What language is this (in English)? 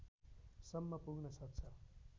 Nepali